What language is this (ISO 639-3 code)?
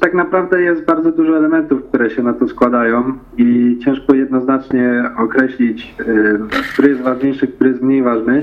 pol